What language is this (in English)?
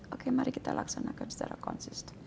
Indonesian